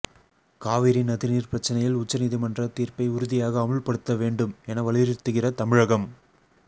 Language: Tamil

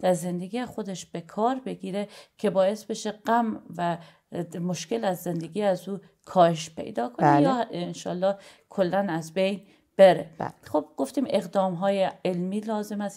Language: Persian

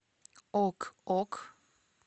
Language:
Russian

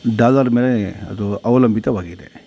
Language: Kannada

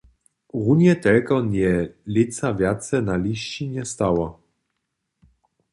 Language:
Upper Sorbian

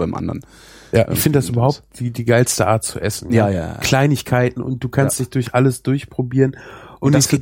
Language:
German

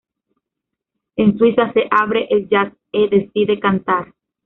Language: Spanish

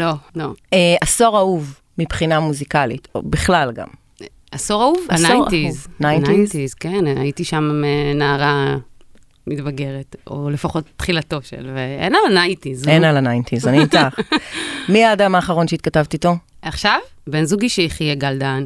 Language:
Hebrew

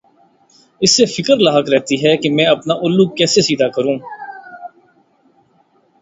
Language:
Urdu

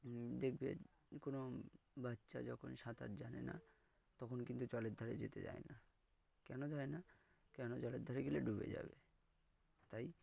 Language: Bangla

